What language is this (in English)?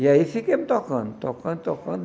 Portuguese